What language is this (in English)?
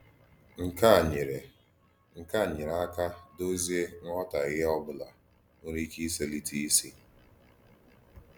Igbo